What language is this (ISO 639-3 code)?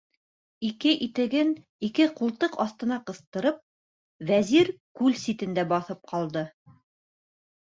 bak